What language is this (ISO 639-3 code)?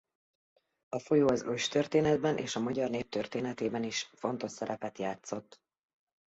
hun